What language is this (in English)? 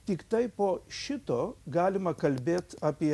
Lithuanian